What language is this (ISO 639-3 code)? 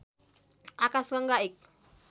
nep